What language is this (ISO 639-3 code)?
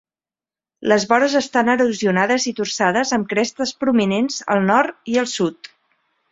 cat